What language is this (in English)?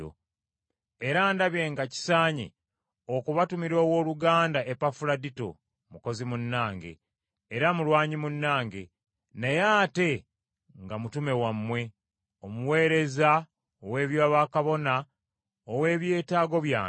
Ganda